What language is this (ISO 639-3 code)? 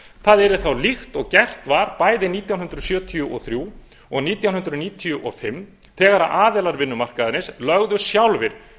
isl